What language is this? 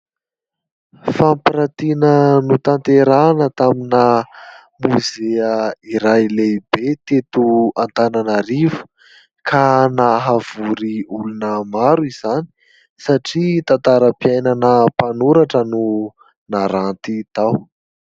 Malagasy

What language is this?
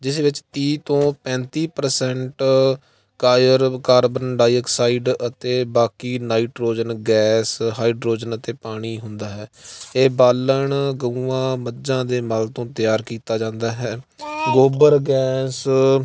Punjabi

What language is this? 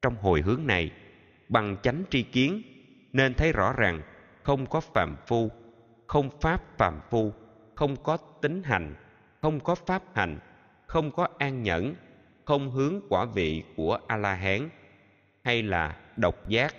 Vietnamese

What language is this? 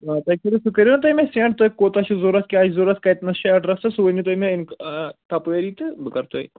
Kashmiri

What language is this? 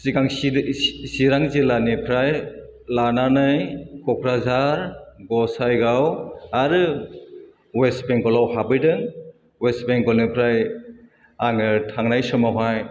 Bodo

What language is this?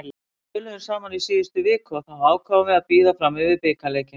Icelandic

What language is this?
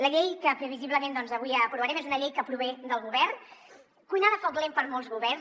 Catalan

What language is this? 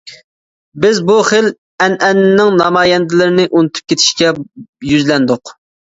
Uyghur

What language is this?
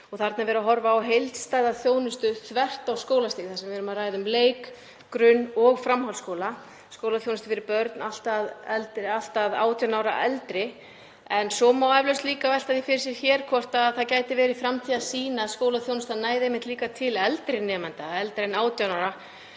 Icelandic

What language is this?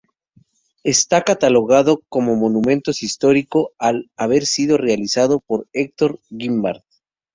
Spanish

